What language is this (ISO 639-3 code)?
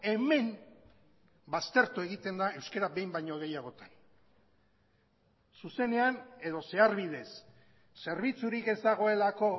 eus